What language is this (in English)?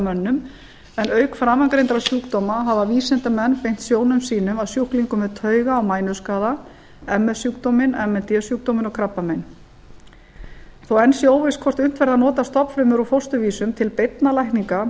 Icelandic